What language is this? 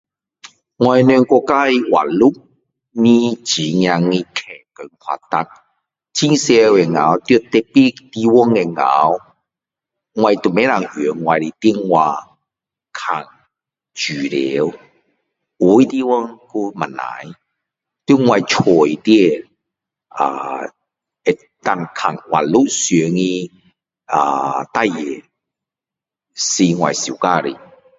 Min Dong Chinese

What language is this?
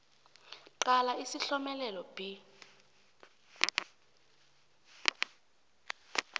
South Ndebele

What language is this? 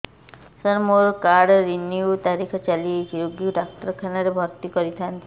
Odia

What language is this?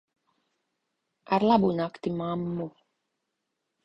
Latvian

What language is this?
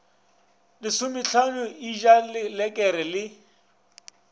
Northern Sotho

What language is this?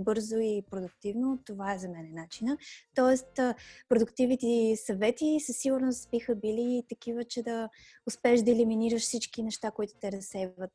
Bulgarian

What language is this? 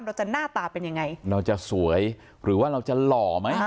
Thai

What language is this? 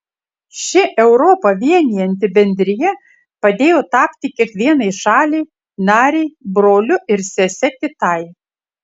Lithuanian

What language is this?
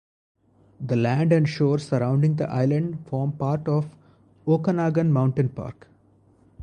English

